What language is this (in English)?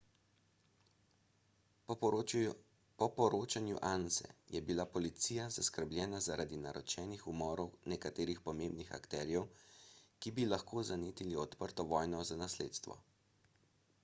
Slovenian